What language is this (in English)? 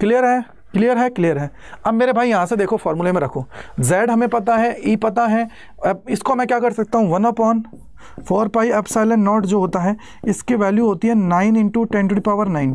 Hindi